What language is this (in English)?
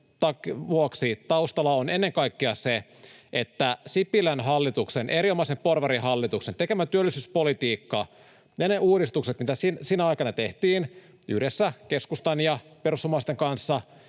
Finnish